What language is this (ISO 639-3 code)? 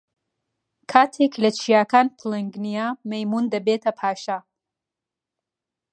ckb